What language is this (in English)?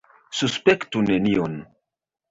Esperanto